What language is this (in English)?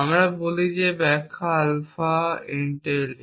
Bangla